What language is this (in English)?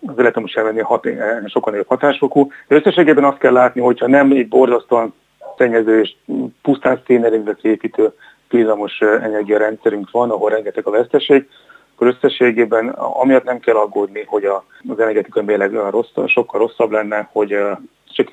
Hungarian